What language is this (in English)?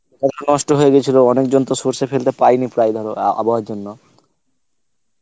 Bangla